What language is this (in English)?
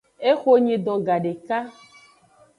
Aja (Benin)